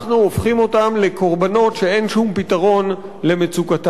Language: Hebrew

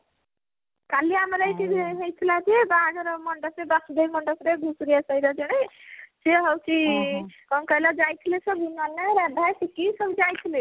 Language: Odia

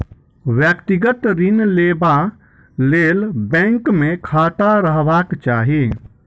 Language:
Maithili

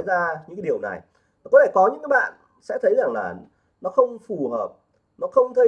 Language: Vietnamese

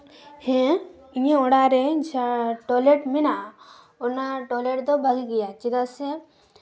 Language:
Santali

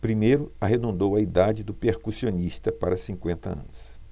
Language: Portuguese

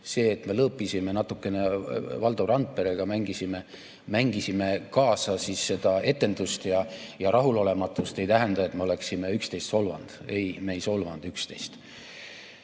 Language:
Estonian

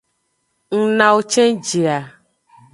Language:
Aja (Benin)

